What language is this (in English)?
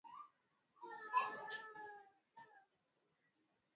Swahili